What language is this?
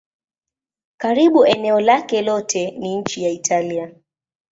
Swahili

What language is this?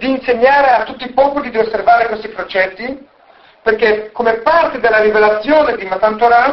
Italian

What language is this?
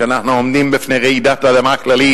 Hebrew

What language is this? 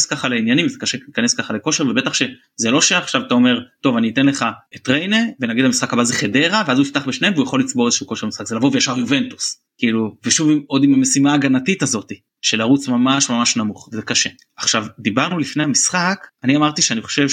Hebrew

